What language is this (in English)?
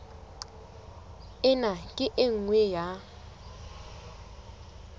Southern Sotho